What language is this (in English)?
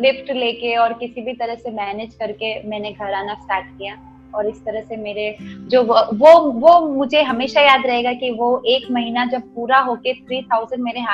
Hindi